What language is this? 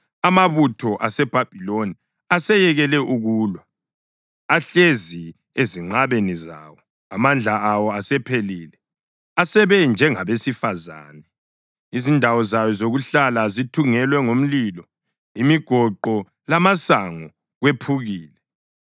North Ndebele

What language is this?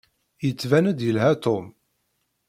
Kabyle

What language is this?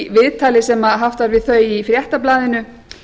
Icelandic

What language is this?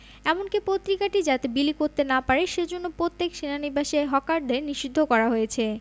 Bangla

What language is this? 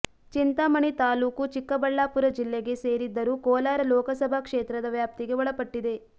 Kannada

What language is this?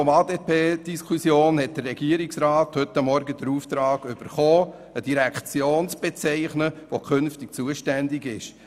Swiss German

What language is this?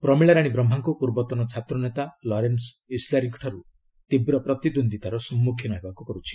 Odia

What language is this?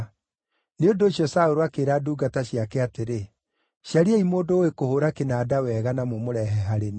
Kikuyu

